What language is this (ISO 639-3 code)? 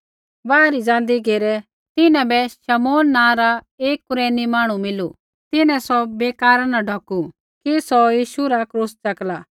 kfx